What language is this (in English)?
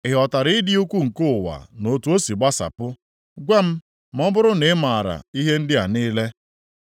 Igbo